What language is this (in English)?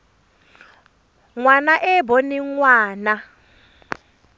Tswana